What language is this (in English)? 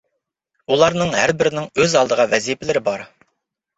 Uyghur